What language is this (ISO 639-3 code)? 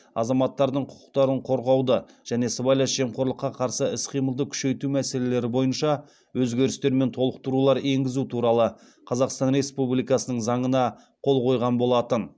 kaz